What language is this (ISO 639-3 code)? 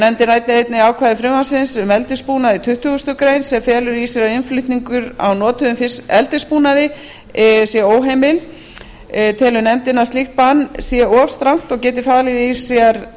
isl